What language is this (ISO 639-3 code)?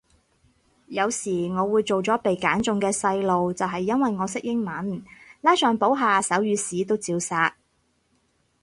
yue